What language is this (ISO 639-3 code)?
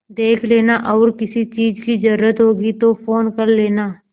hin